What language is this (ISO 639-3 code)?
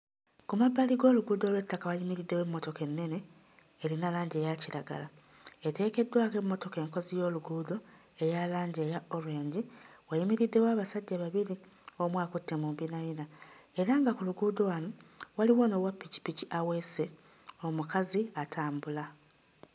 lug